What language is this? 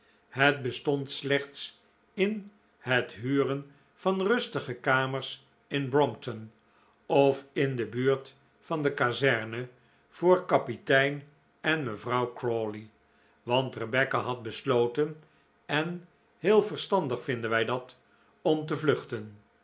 Dutch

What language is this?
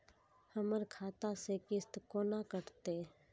Maithili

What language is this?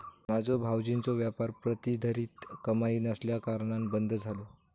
Marathi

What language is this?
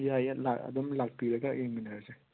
Manipuri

